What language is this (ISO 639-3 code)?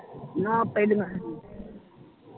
pan